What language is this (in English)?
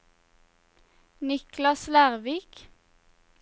Norwegian